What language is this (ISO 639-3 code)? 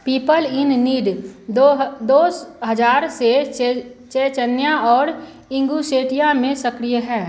hin